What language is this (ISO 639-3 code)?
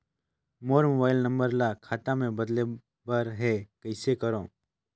hne